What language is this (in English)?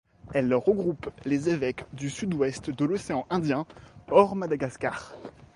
French